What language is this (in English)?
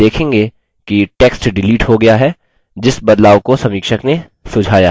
Hindi